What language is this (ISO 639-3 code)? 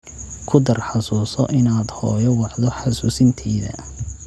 som